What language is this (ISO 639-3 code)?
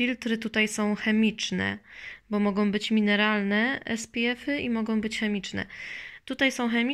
pol